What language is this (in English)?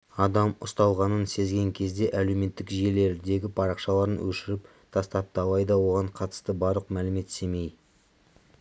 Kazakh